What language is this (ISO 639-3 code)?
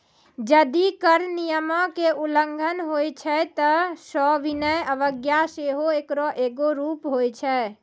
mai